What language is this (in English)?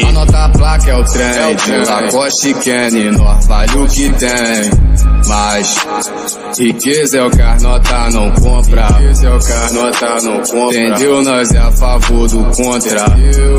Romanian